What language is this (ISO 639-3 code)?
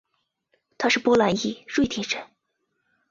zho